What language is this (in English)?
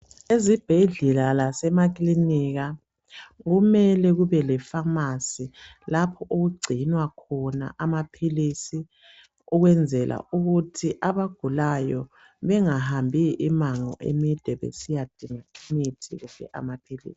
North Ndebele